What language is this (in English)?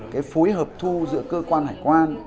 Vietnamese